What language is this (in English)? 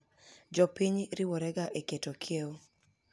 Luo (Kenya and Tanzania)